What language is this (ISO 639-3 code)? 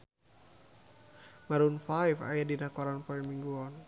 sun